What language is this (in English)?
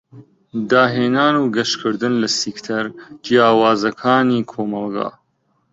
Central Kurdish